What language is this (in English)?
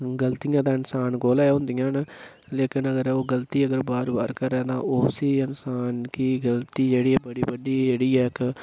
Dogri